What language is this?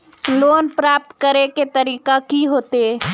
Magahi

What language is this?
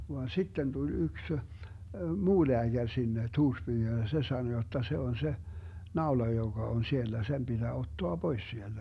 Finnish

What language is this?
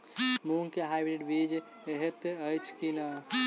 Maithili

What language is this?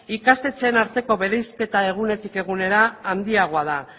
Basque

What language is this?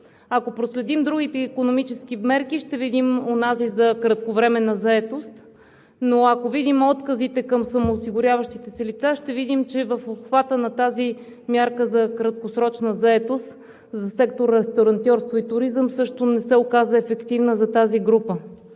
Bulgarian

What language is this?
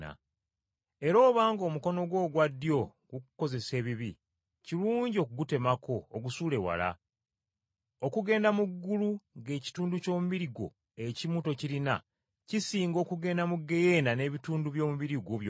Ganda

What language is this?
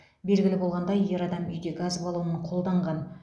Kazakh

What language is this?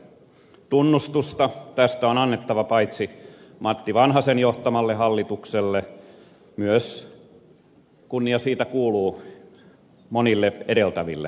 Finnish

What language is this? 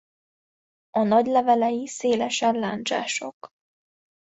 Hungarian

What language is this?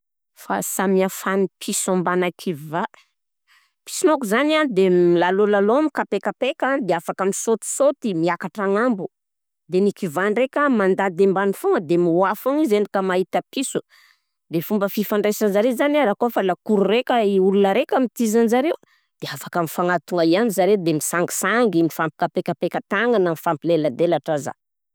Southern Betsimisaraka Malagasy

